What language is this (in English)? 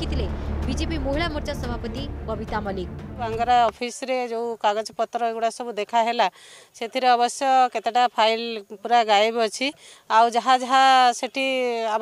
Hindi